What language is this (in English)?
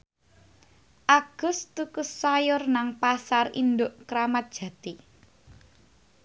Javanese